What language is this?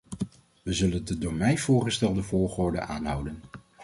Dutch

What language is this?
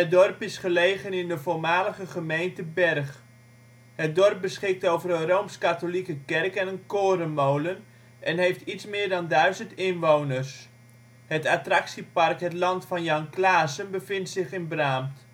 Dutch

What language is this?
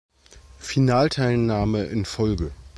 German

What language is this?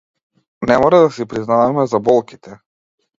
Macedonian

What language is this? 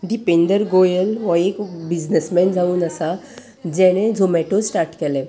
Konkani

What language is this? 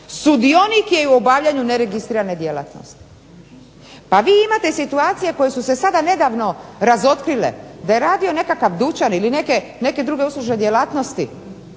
Croatian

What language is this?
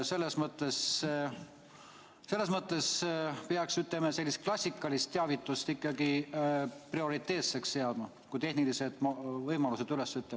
Estonian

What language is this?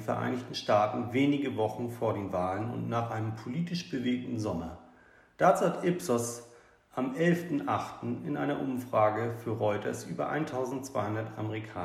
German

